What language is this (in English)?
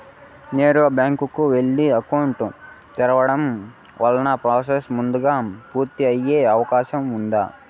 Telugu